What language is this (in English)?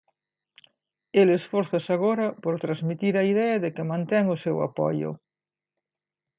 Galician